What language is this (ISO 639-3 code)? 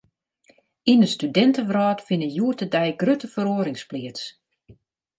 fry